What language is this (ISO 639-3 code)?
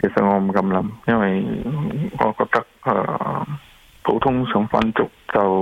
zho